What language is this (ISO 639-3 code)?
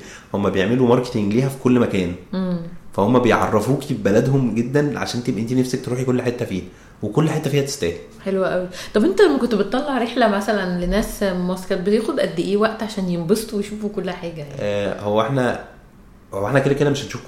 ara